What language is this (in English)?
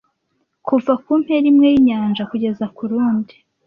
Kinyarwanda